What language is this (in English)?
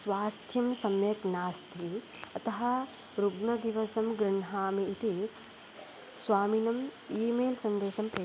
Sanskrit